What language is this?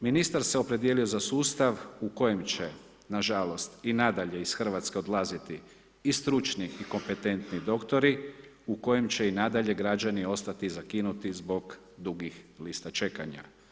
Croatian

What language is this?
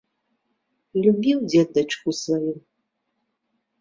Belarusian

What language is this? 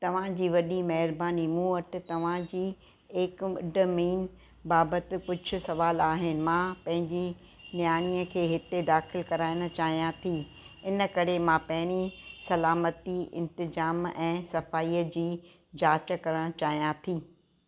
Sindhi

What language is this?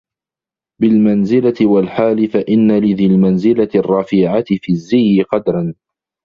Arabic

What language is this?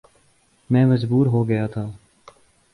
Urdu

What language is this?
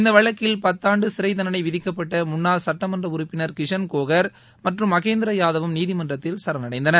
Tamil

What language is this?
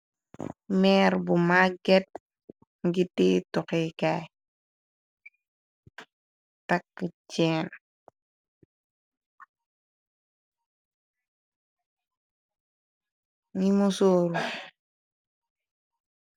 Wolof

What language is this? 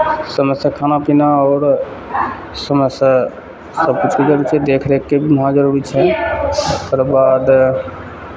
Maithili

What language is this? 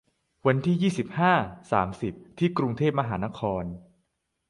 Thai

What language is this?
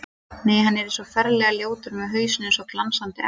Icelandic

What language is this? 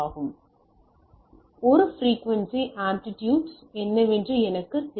Tamil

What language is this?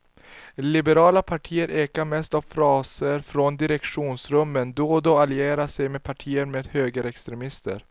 Swedish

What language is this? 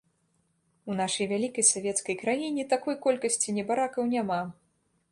Belarusian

